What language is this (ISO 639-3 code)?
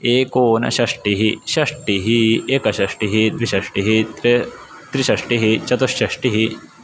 san